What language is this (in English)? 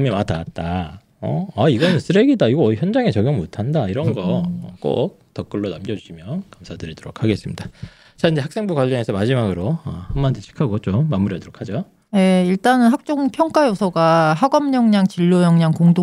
Korean